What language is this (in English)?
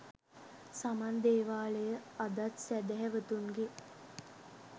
Sinhala